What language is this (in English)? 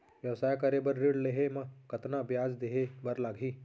Chhattisgarhi